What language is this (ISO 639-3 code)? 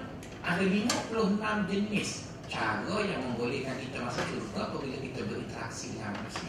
msa